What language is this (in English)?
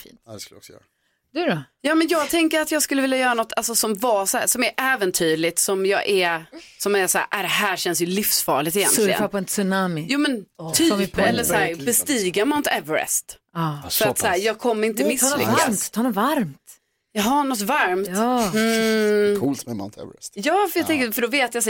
Swedish